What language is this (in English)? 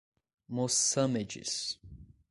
Portuguese